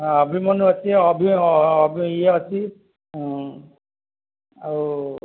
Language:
Odia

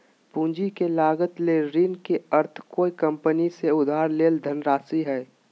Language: Magahi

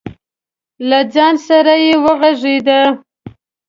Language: Pashto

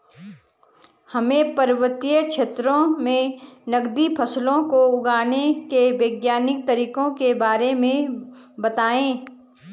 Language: Hindi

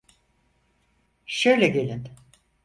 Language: Turkish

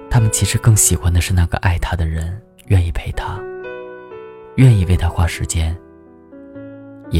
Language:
Chinese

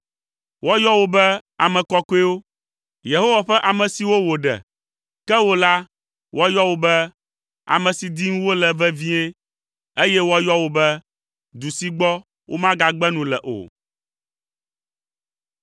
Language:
Ewe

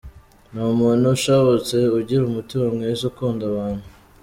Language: Kinyarwanda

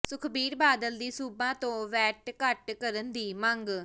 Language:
Punjabi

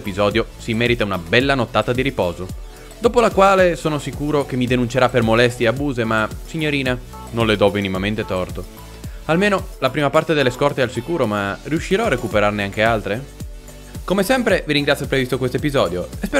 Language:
Italian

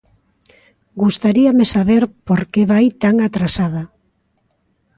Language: Galician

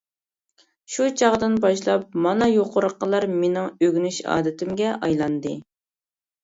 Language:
Uyghur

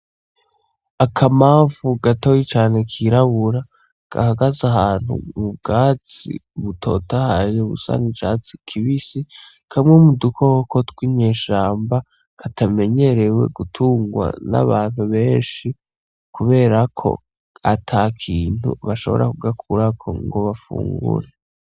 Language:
Rundi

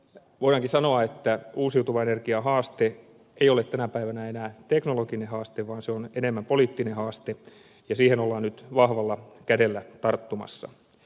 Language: Finnish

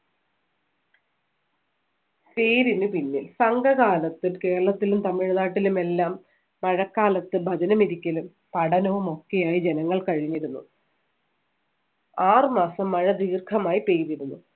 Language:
Malayalam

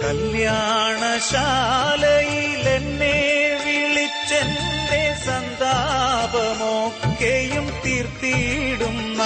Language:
Malayalam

